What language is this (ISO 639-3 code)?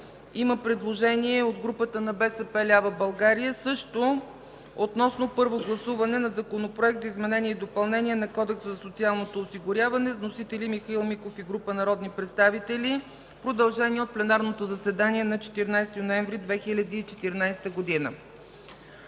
bul